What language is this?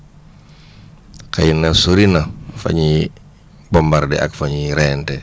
Wolof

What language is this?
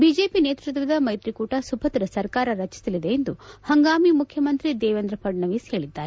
Kannada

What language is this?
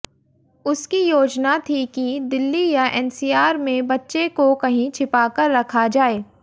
Hindi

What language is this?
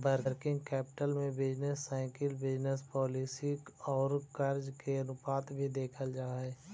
Magahi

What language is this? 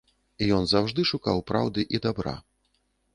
Belarusian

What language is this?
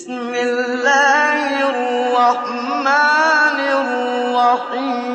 Arabic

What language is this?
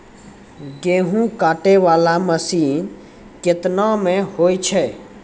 Maithili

